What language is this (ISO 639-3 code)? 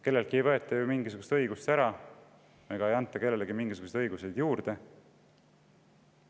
est